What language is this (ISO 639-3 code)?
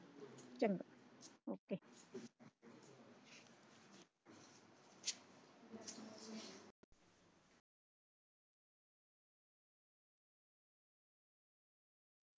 pan